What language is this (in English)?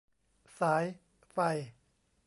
Thai